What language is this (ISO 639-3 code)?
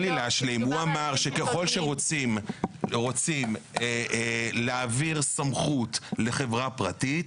heb